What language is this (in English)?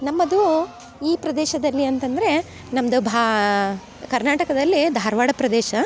Kannada